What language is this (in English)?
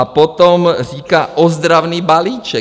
Czech